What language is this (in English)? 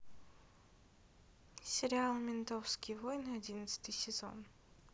Russian